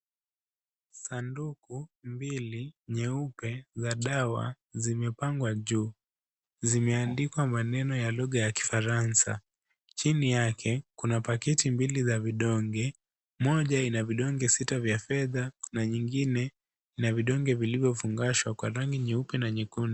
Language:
Swahili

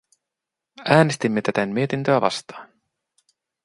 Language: Finnish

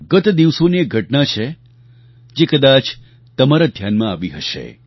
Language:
Gujarati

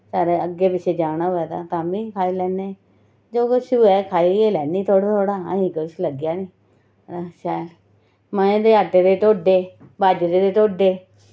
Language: Dogri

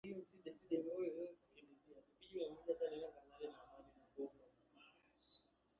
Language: Swahili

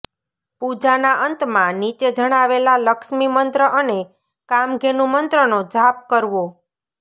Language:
Gujarati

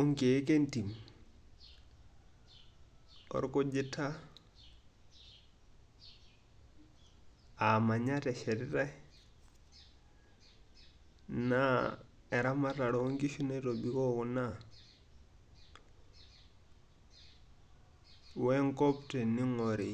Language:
Masai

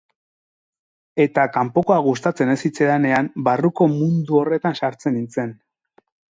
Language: Basque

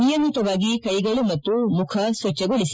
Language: Kannada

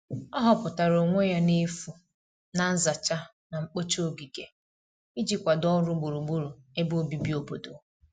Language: Igbo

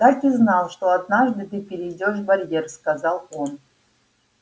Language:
Russian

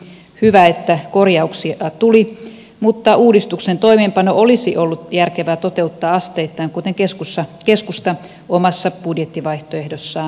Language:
Finnish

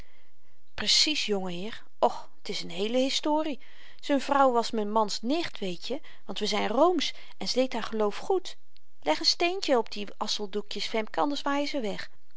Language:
Dutch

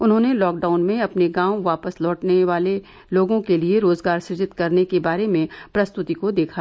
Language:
Hindi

